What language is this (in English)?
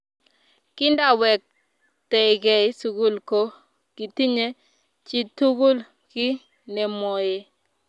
Kalenjin